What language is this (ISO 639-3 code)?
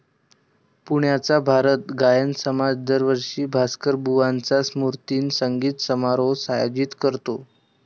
mar